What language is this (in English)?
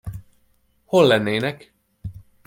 Hungarian